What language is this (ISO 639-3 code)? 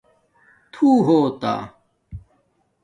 dmk